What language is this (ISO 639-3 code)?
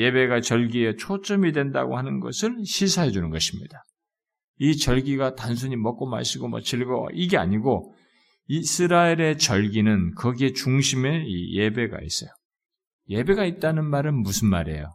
kor